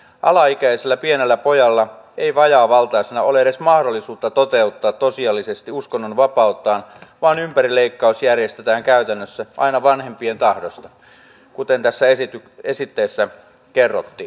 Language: Finnish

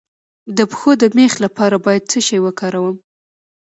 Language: Pashto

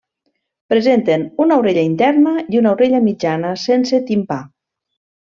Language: Catalan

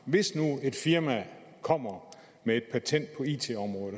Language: Danish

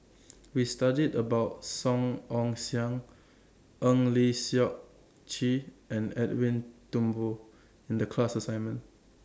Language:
English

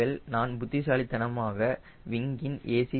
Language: Tamil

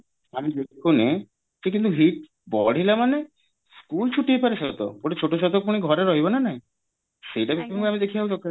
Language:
Odia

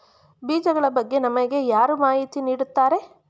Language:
Kannada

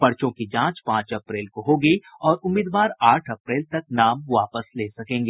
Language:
Hindi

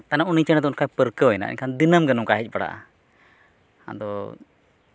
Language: Santali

